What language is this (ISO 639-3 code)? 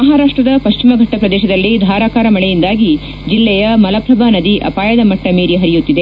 kan